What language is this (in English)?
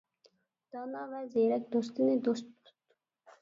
Uyghur